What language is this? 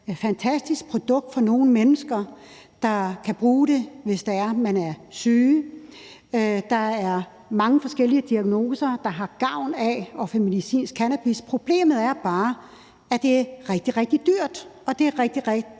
Danish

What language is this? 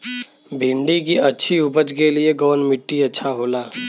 Bhojpuri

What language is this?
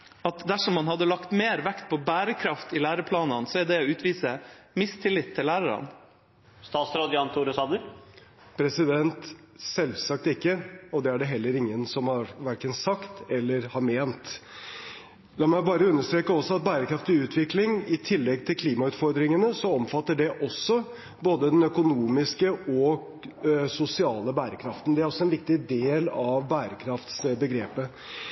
Norwegian Bokmål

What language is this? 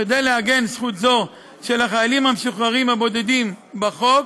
Hebrew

